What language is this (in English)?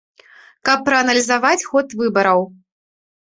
Belarusian